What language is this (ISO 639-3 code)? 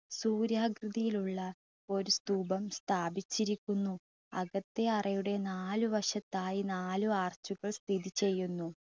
mal